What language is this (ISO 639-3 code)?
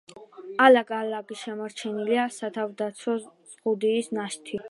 kat